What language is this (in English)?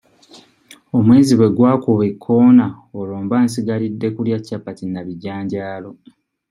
Ganda